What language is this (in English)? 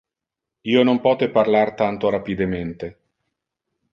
Interlingua